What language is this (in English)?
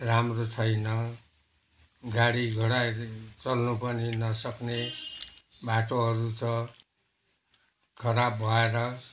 Nepali